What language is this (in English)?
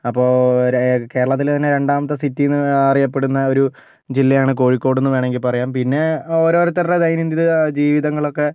Malayalam